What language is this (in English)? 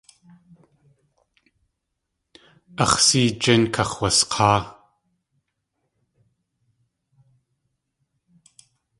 Tlingit